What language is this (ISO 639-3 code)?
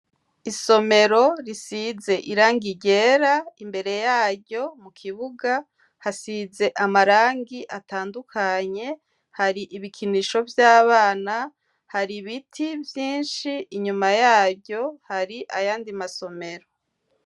run